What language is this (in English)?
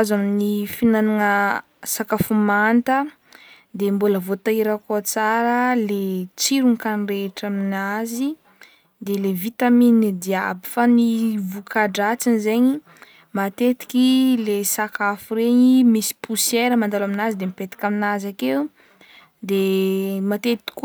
Northern Betsimisaraka Malagasy